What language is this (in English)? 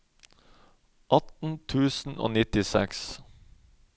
Norwegian